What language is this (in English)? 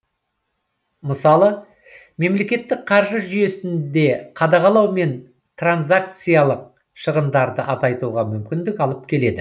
Kazakh